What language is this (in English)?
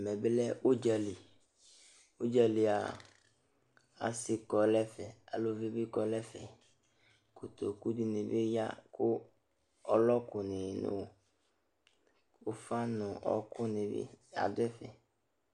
Ikposo